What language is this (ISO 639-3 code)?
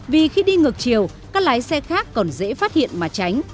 vie